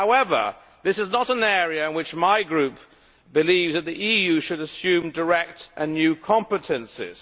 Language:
English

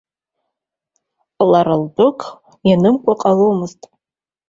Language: Abkhazian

